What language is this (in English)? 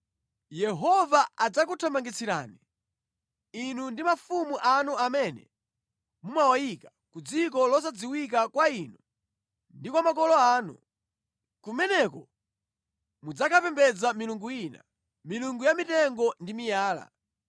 Nyanja